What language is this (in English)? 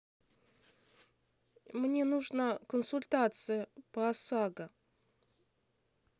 Russian